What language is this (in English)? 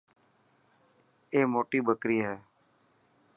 Dhatki